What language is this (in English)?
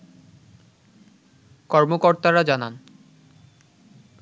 Bangla